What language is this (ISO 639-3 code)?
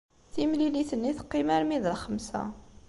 kab